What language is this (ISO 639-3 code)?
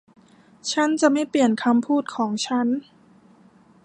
tha